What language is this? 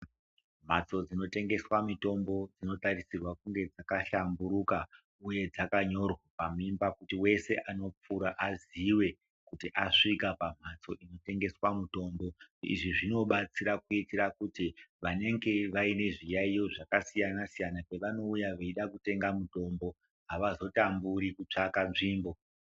Ndau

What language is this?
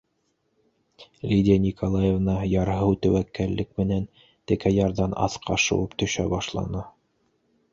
Bashkir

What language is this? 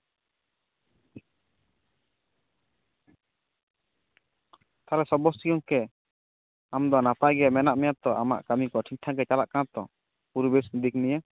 Santali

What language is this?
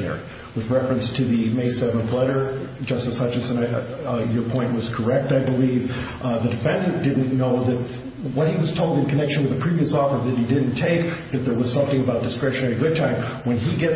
English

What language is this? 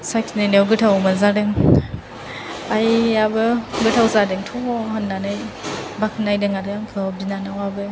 Bodo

